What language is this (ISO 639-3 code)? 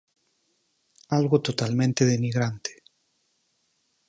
glg